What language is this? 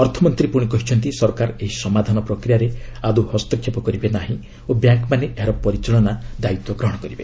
Odia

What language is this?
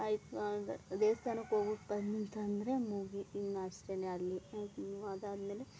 Kannada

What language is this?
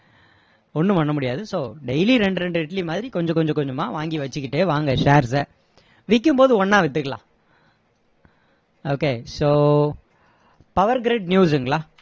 Tamil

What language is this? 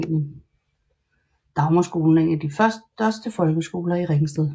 Danish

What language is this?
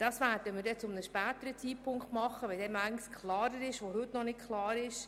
Swiss German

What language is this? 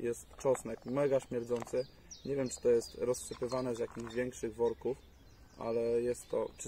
Polish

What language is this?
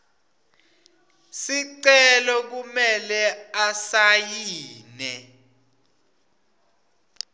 Swati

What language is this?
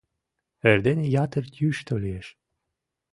Mari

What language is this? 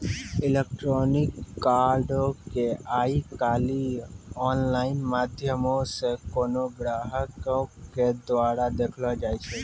Maithili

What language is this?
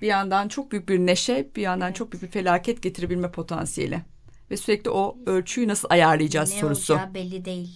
Turkish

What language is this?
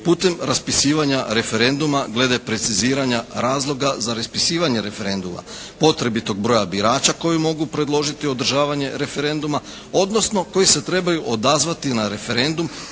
Croatian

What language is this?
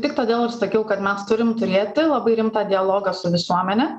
Lithuanian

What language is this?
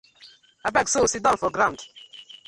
Nigerian Pidgin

